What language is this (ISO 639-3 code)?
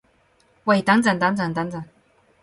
yue